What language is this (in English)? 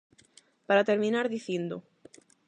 Galician